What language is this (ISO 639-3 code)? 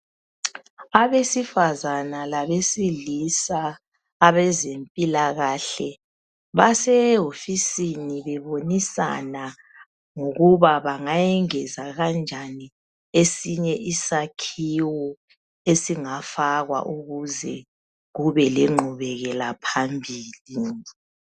nde